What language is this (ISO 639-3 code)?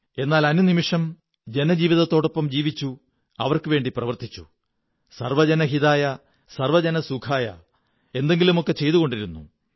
mal